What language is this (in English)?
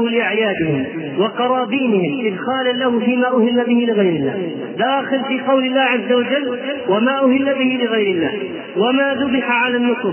Arabic